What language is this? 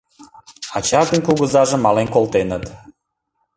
Mari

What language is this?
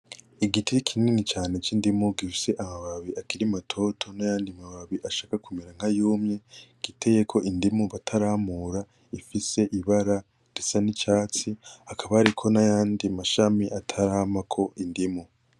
Rundi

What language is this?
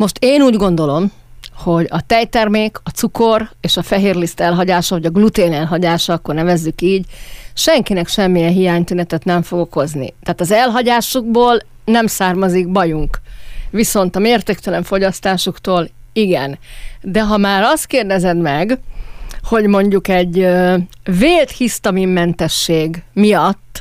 Hungarian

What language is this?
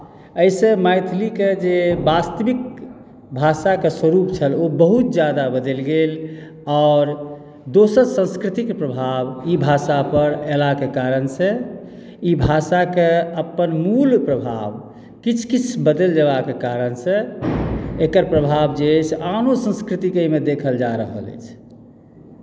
Maithili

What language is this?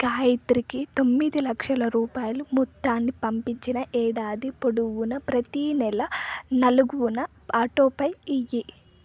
Telugu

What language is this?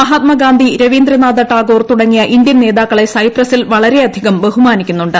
Malayalam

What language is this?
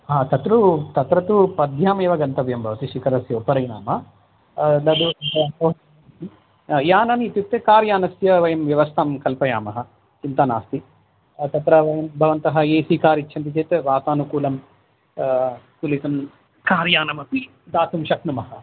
Sanskrit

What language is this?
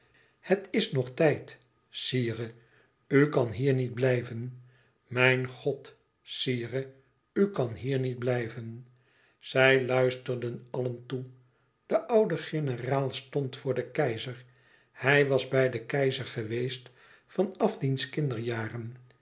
Dutch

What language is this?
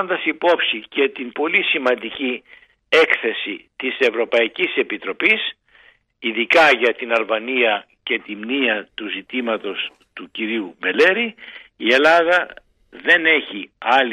Greek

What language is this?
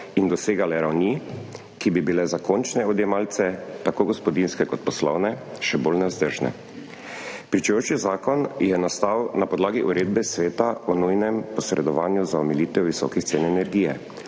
Slovenian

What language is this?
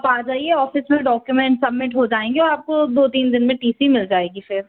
Hindi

